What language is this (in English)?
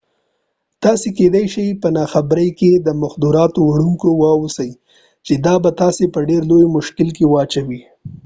Pashto